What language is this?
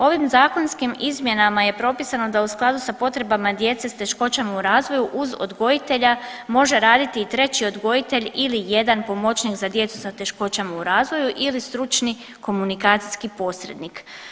Croatian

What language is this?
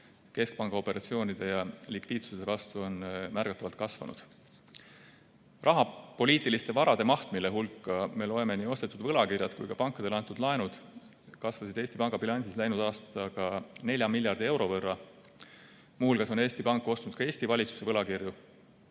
Estonian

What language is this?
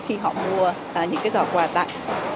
Vietnamese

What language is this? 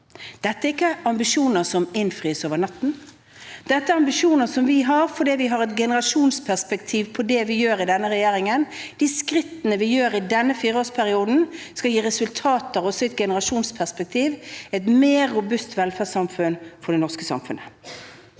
Norwegian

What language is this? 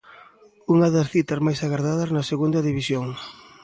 Galician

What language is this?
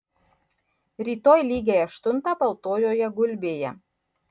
Lithuanian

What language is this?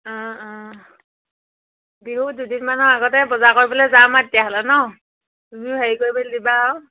Assamese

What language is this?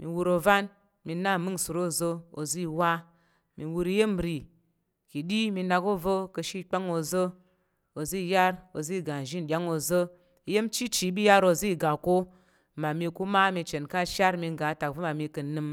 Tarok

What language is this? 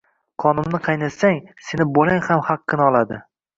Uzbek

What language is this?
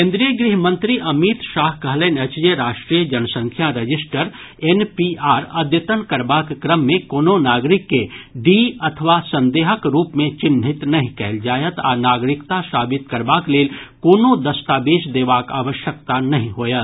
Maithili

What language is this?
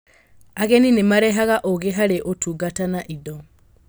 Kikuyu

